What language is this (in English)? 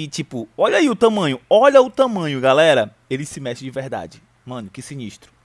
Portuguese